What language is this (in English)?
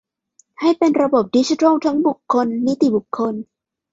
Thai